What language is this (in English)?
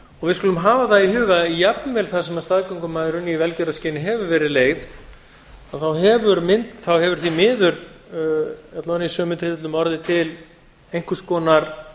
Icelandic